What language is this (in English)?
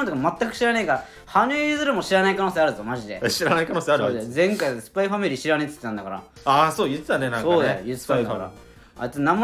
Japanese